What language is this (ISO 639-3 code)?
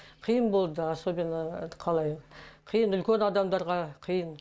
kaz